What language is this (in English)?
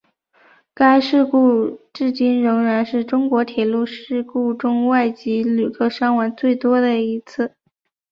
Chinese